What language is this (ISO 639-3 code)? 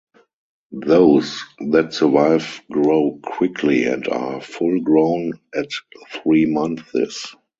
eng